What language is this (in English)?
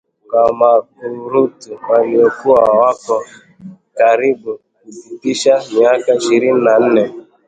Swahili